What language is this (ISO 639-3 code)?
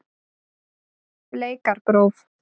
isl